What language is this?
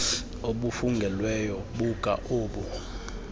Xhosa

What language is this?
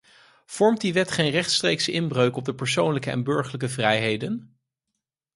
Dutch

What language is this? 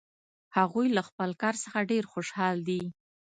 Pashto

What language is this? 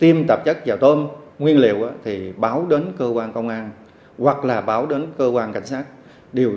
Vietnamese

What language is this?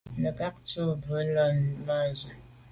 Medumba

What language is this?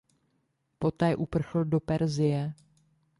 Czech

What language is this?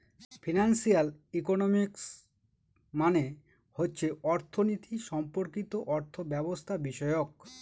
Bangla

